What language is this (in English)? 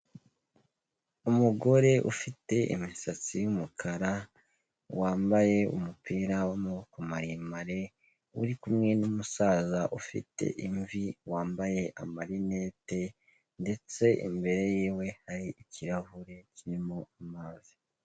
Kinyarwanda